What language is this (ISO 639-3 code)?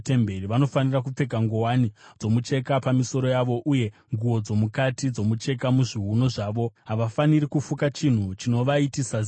sna